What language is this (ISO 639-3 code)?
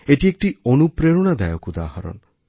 ben